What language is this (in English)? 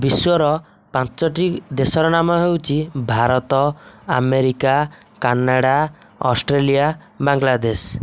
Odia